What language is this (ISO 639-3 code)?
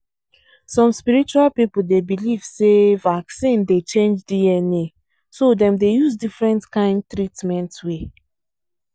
pcm